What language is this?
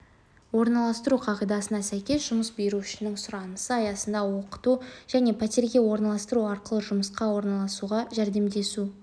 Kazakh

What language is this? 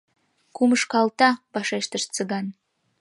Mari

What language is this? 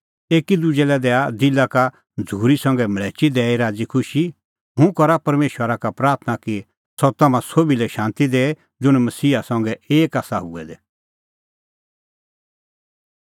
Kullu Pahari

